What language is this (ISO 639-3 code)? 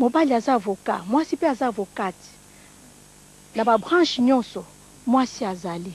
fra